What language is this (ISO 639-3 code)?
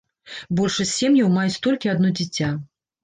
bel